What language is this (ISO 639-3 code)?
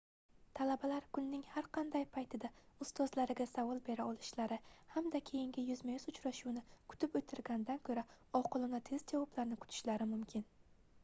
uzb